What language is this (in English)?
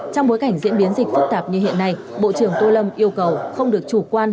Vietnamese